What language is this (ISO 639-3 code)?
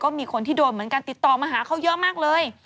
tha